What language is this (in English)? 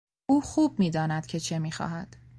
Persian